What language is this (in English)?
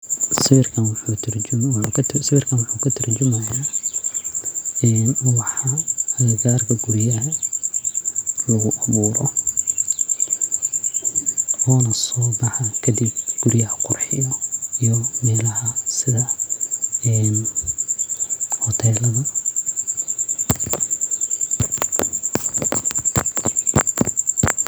Somali